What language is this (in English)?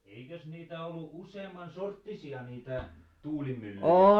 Finnish